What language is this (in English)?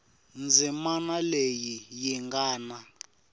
Tsonga